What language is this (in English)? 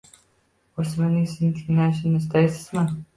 Uzbek